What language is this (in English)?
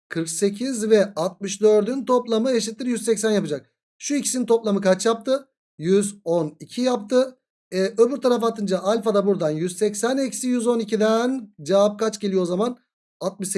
Turkish